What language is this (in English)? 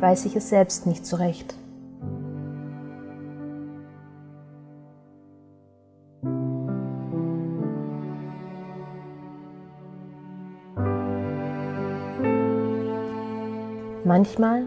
German